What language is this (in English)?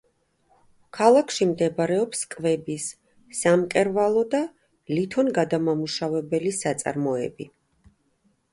Georgian